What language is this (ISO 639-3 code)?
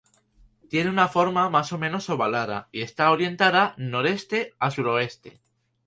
spa